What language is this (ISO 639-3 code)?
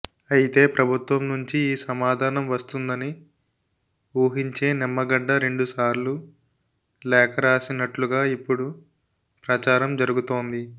tel